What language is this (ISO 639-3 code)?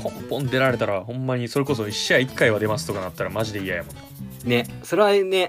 jpn